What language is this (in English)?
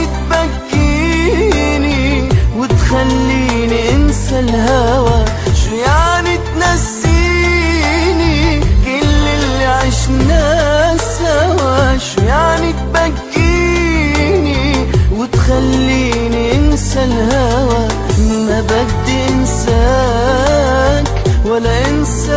Arabic